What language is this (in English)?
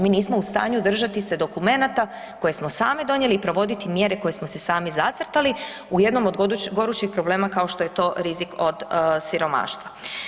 Croatian